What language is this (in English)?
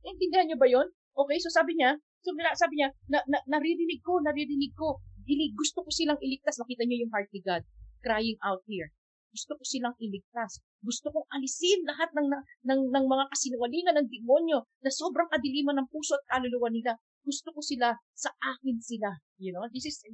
Filipino